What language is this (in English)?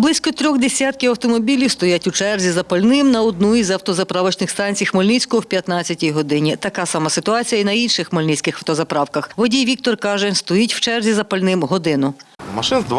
Ukrainian